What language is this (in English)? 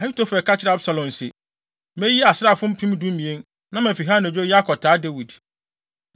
Akan